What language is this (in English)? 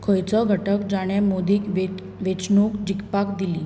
Konkani